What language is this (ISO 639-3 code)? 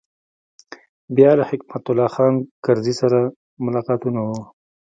pus